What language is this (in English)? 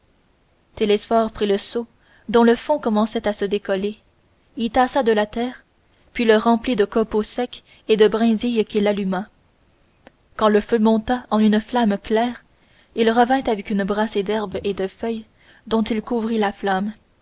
French